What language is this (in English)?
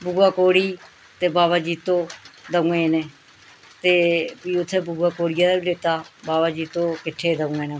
Dogri